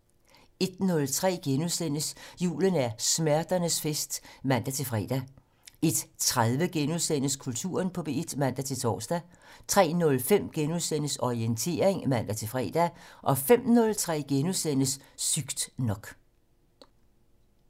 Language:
Danish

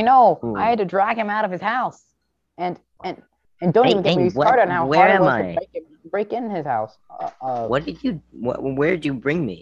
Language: English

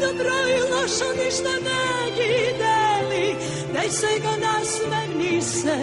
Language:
Italian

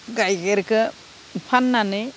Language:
Bodo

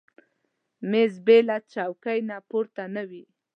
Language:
Pashto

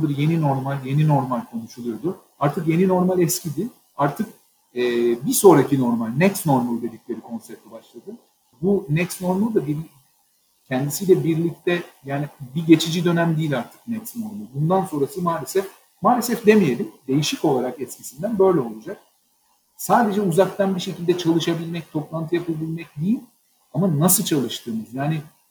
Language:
Turkish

